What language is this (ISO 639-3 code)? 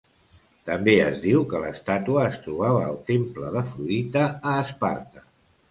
cat